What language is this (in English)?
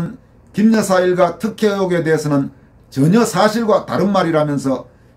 Korean